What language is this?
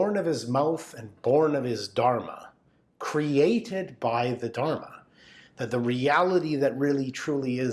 English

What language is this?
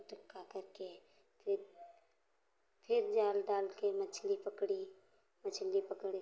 Hindi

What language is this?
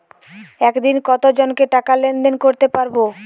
Bangla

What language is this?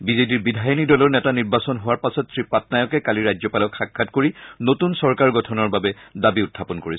Assamese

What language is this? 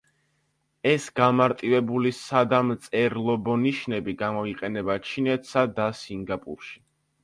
Georgian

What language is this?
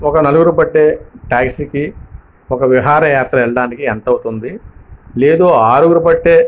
Telugu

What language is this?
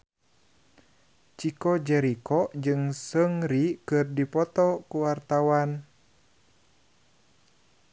Sundanese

